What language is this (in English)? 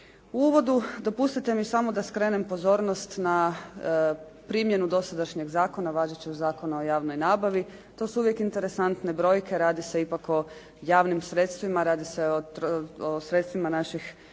Croatian